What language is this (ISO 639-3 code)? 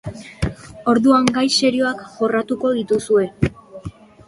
eus